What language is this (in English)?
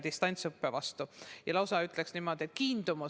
Estonian